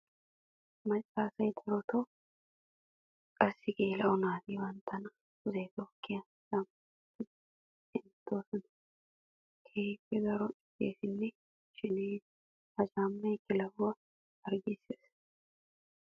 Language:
Wolaytta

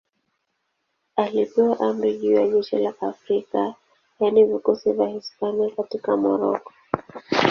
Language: Swahili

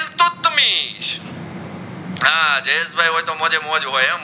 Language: Gujarati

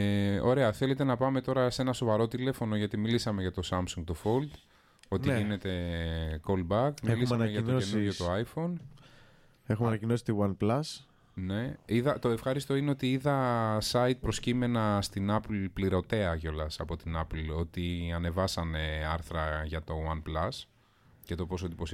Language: Greek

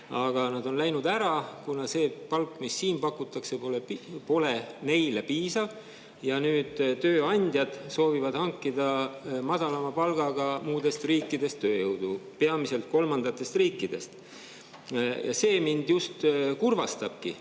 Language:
Estonian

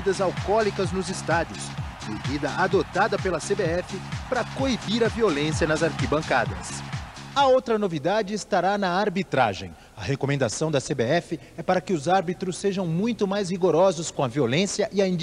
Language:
Portuguese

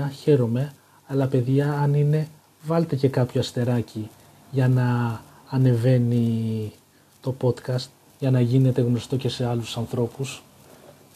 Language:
Greek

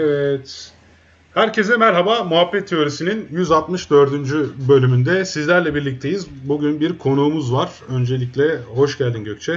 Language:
Turkish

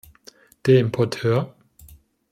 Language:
German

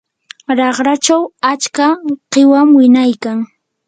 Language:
Yanahuanca Pasco Quechua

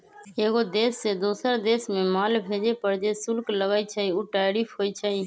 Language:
Magahi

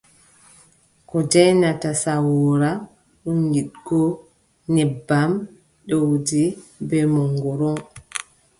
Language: Adamawa Fulfulde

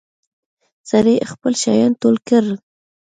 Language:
Pashto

